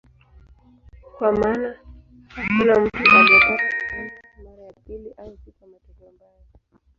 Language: Swahili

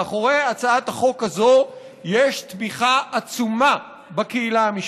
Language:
Hebrew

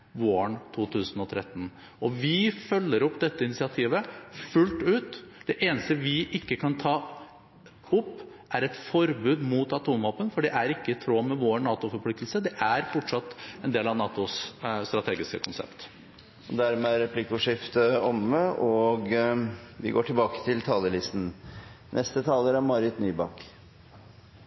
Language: Norwegian Bokmål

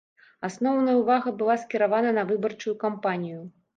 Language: Belarusian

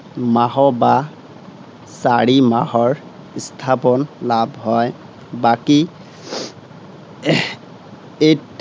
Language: Assamese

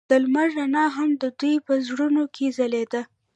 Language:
Pashto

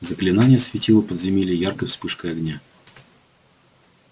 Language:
Russian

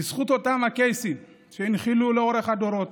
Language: Hebrew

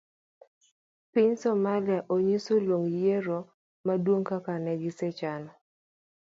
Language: Luo (Kenya and Tanzania)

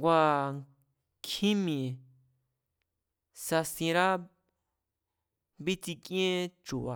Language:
Mazatlán Mazatec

